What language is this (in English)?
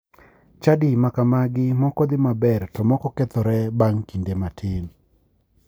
Luo (Kenya and Tanzania)